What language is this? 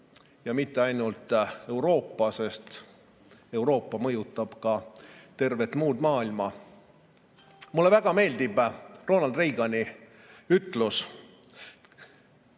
Estonian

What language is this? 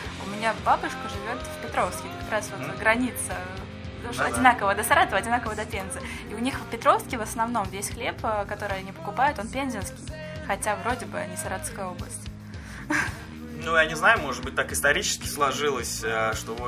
Russian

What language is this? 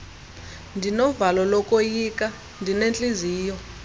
Xhosa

